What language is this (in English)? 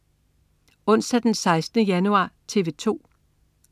Danish